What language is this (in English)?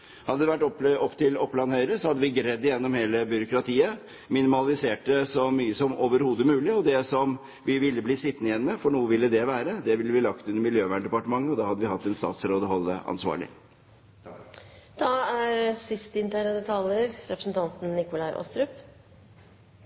Norwegian Bokmål